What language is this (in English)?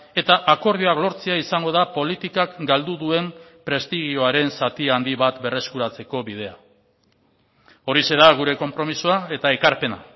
Basque